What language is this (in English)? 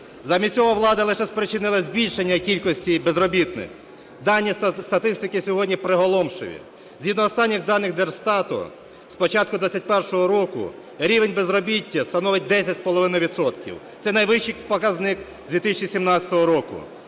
Ukrainian